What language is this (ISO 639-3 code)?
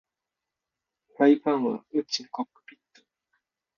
jpn